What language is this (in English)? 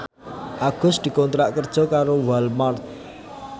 Javanese